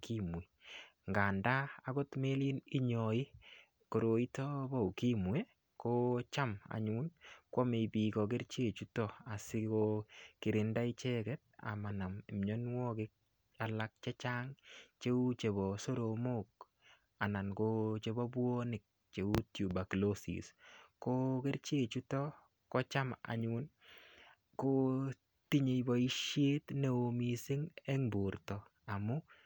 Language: Kalenjin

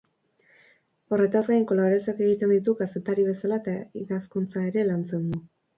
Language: Basque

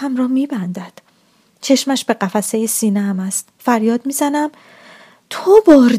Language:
Persian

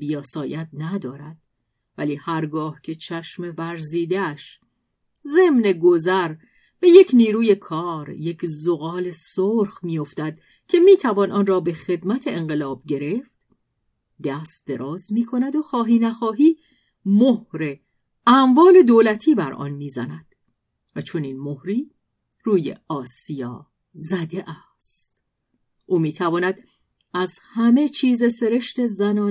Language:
Persian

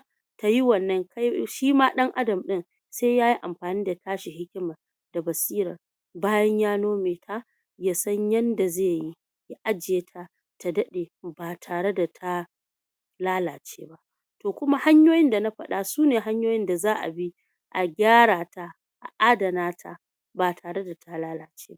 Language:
Hausa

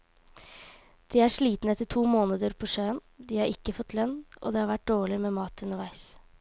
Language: Norwegian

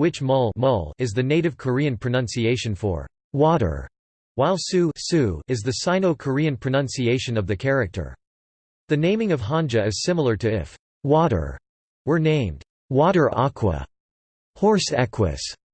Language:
English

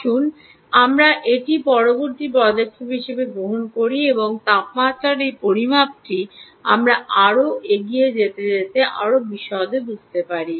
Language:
Bangla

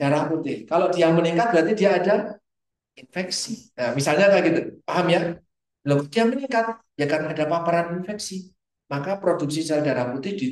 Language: Indonesian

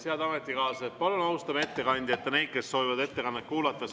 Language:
Estonian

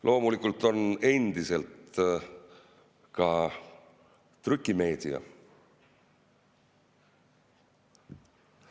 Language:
Estonian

